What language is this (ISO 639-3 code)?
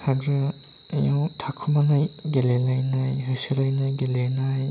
brx